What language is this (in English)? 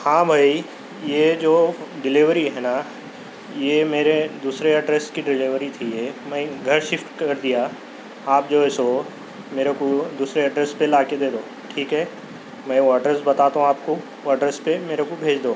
Urdu